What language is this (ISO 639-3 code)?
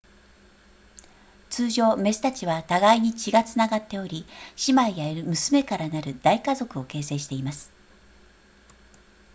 jpn